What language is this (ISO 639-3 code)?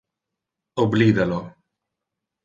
ina